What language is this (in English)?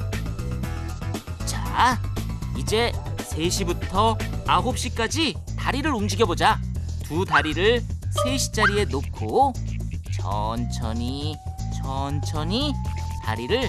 Korean